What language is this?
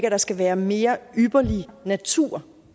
Danish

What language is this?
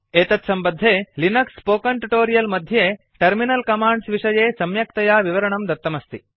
Sanskrit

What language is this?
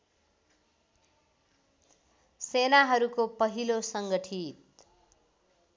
Nepali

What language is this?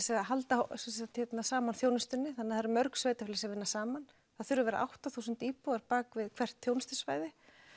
Icelandic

